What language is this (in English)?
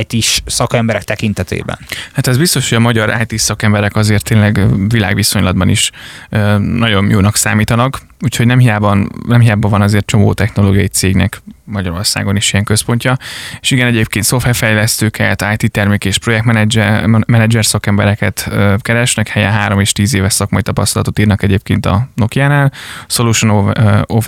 Hungarian